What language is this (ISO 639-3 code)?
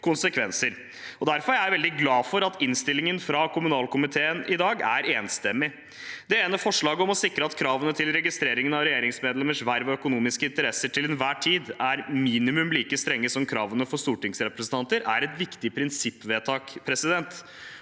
nor